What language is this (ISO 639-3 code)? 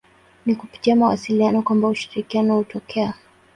swa